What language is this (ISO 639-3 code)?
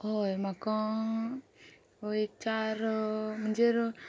kok